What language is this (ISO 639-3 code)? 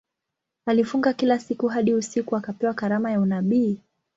swa